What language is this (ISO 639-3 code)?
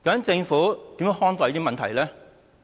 yue